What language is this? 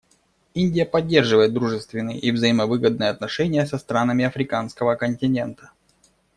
Russian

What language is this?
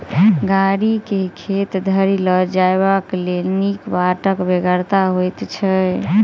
Maithili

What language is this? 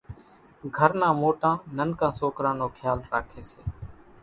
Kachi Koli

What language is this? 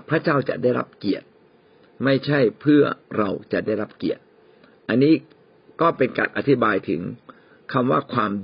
Thai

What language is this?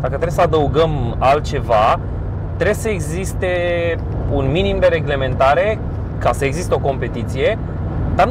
Romanian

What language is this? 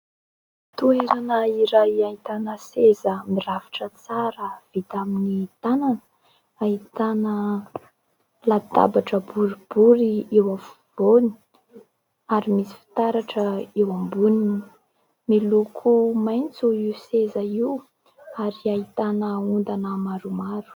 Malagasy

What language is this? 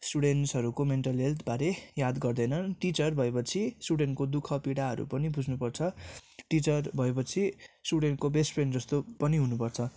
Nepali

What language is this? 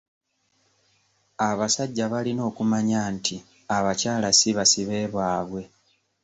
Ganda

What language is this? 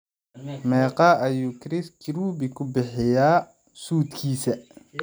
Somali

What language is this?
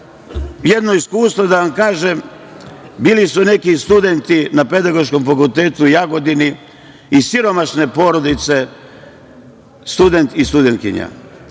Serbian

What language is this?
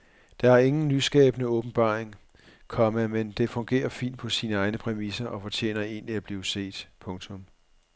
Danish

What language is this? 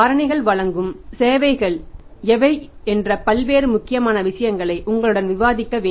Tamil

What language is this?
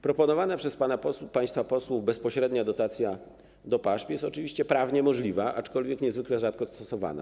Polish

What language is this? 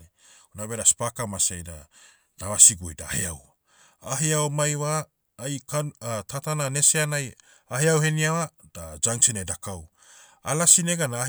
Motu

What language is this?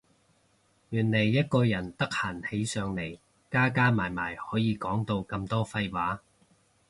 Cantonese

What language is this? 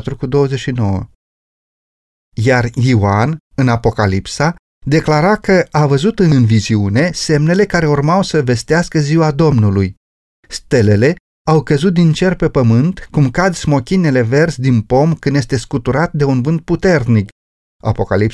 Romanian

